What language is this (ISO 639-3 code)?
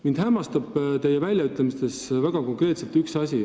est